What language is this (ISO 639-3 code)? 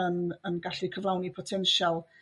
cym